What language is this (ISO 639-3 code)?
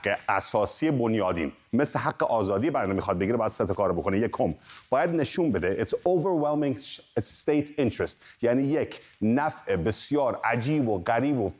fas